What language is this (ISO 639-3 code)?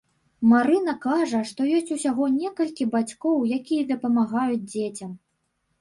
bel